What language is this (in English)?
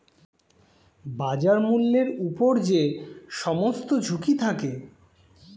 Bangla